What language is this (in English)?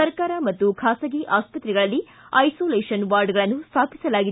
Kannada